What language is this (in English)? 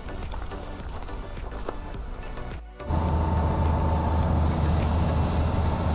Vietnamese